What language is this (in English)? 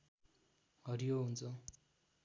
Nepali